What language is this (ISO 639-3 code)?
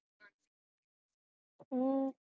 pan